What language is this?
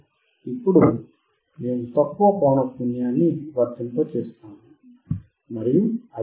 Telugu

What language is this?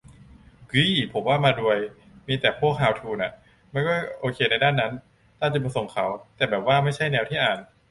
Thai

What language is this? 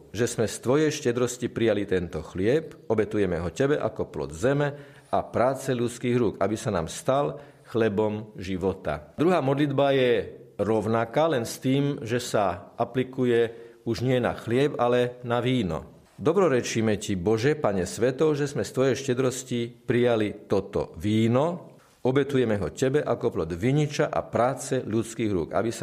Slovak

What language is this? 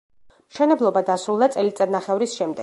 Georgian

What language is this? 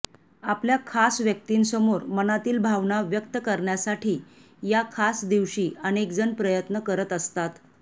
Marathi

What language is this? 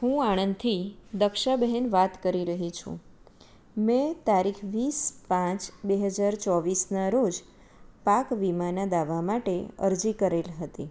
Gujarati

